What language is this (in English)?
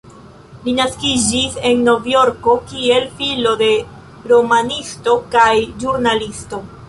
Esperanto